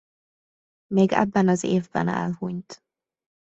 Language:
Hungarian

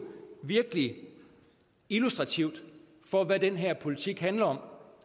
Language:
Danish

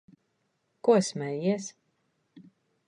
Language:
Latvian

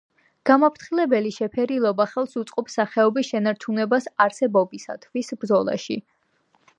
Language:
Georgian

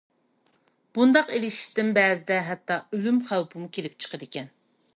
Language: Uyghur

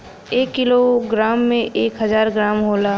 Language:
Bhojpuri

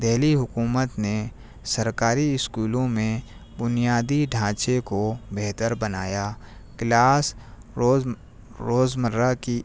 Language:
Urdu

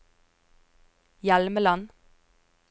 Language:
Norwegian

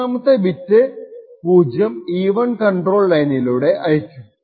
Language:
Malayalam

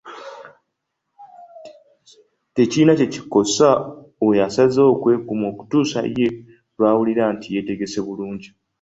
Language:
Ganda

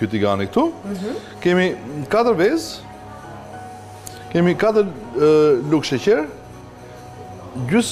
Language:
Romanian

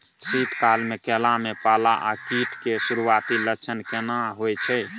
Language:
Maithili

